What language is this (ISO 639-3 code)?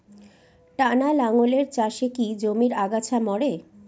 ben